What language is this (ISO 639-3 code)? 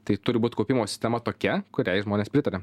lit